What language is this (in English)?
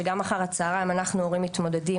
Hebrew